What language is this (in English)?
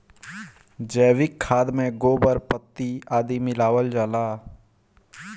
Bhojpuri